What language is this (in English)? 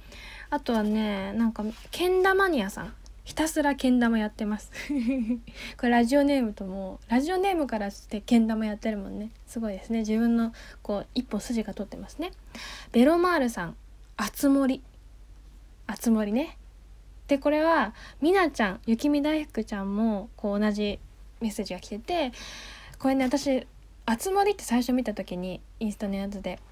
Japanese